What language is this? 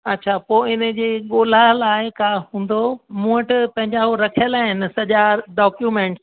Sindhi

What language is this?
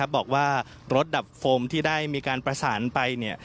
Thai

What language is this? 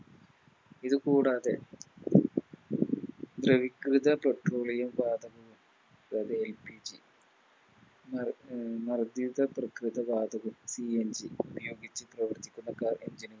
Malayalam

